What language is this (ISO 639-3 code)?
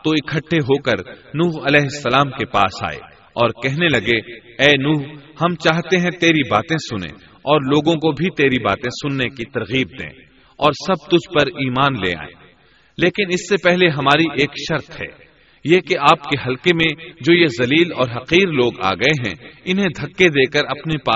urd